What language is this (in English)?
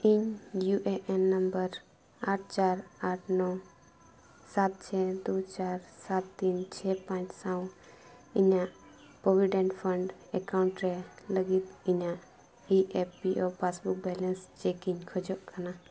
Santali